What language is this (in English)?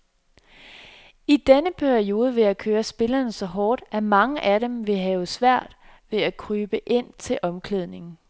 Danish